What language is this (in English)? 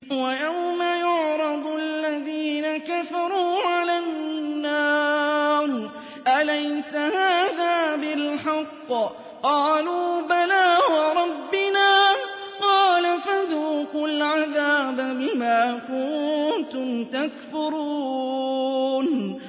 Arabic